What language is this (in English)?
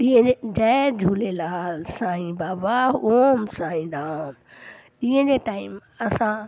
Sindhi